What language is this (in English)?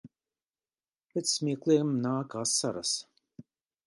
Latvian